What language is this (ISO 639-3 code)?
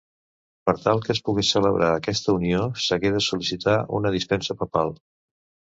cat